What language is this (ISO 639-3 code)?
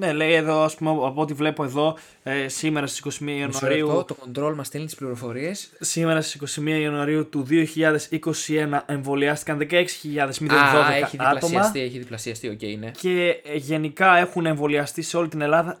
ell